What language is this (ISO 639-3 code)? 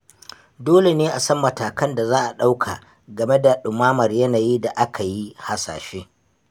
hau